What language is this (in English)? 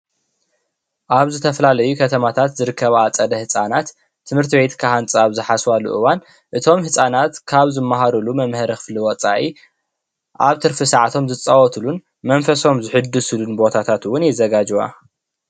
Tigrinya